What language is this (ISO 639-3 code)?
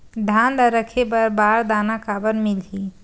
hne